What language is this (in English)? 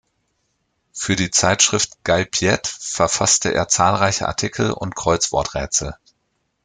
German